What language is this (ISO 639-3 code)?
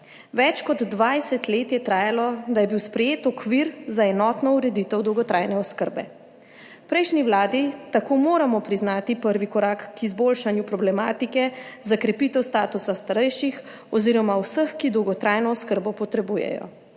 slv